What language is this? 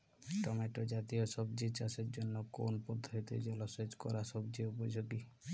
Bangla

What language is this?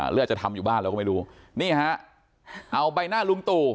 Thai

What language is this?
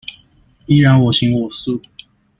Chinese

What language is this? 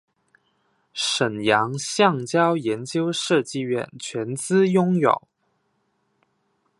Chinese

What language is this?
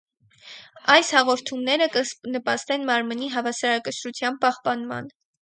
Armenian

